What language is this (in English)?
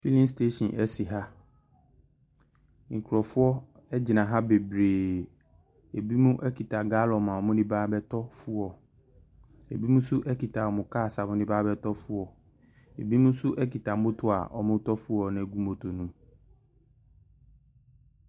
Akan